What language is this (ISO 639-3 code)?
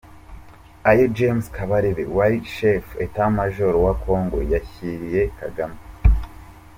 kin